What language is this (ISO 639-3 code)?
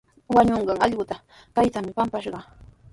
qws